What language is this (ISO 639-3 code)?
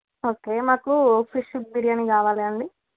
tel